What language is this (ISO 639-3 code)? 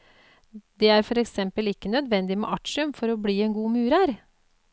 nor